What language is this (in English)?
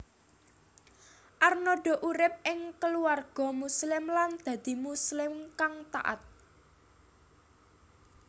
Javanese